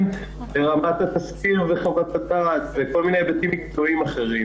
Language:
Hebrew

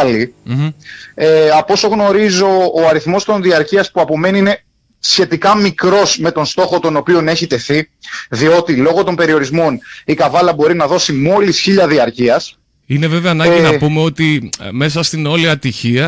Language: Greek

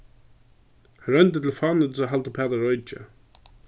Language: Faroese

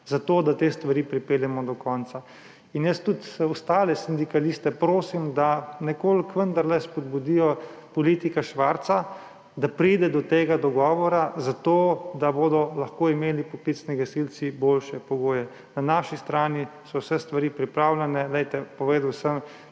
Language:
Slovenian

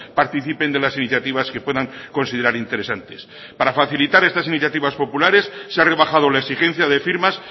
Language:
Spanish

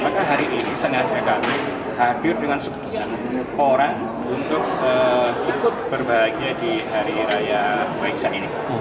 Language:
Indonesian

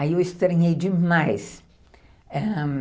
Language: Portuguese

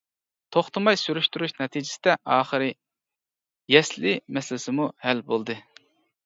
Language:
Uyghur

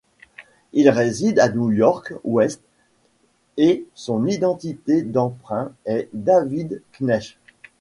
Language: French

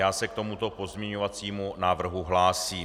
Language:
Czech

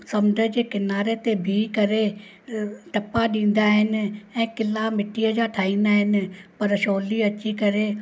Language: Sindhi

